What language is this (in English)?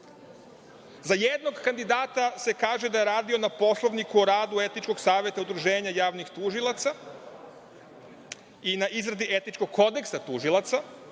Serbian